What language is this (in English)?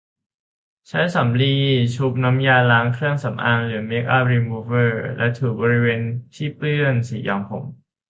Thai